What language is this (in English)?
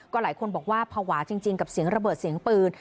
Thai